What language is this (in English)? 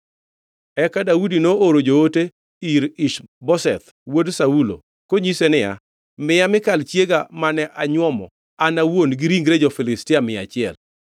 Luo (Kenya and Tanzania)